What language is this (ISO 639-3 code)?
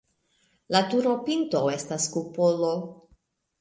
epo